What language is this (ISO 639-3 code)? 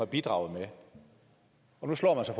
dan